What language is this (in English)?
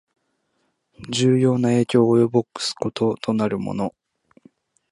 Japanese